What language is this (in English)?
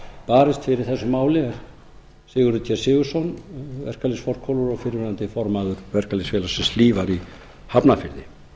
Icelandic